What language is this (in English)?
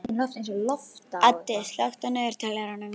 Icelandic